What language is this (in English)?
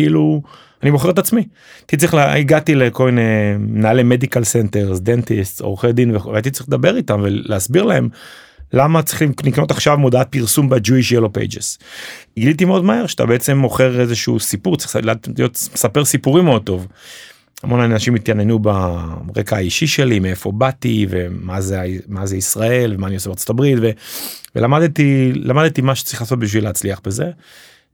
Hebrew